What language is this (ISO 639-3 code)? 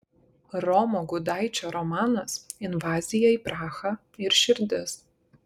lit